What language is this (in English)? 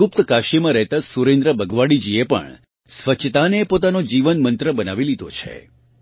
Gujarati